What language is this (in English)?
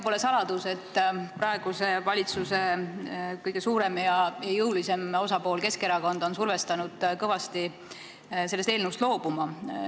Estonian